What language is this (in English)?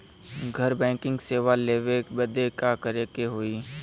Bhojpuri